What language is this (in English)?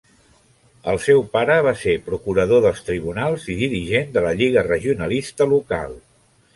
Catalan